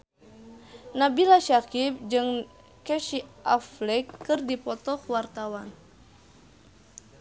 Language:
Sundanese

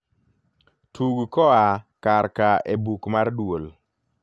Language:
Luo (Kenya and Tanzania)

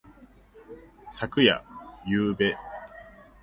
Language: Japanese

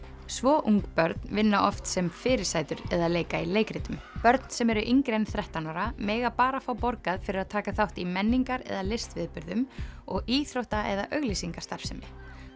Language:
Icelandic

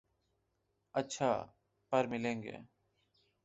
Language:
Urdu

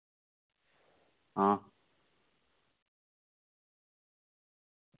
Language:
Dogri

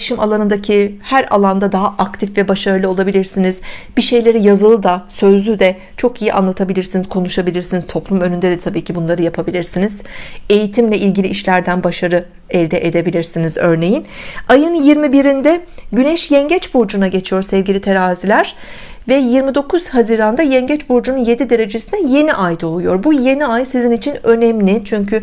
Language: Turkish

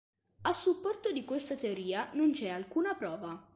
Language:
Italian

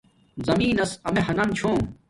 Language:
Domaaki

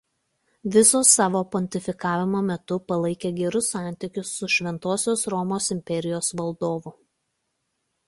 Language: Lithuanian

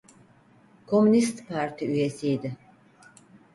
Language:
Turkish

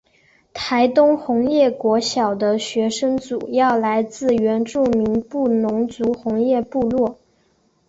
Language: Chinese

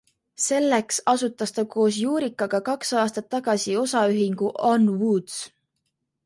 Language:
Estonian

